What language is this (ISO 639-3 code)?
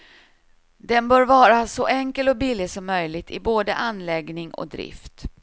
swe